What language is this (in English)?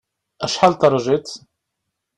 Kabyle